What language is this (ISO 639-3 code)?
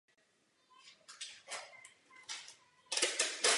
ces